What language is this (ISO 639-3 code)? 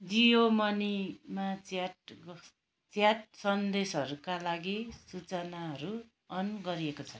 nep